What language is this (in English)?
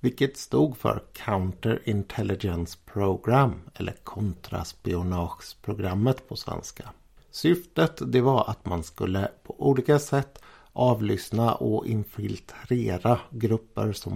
Swedish